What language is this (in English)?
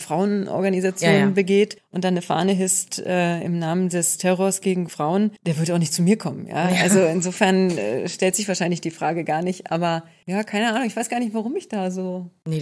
German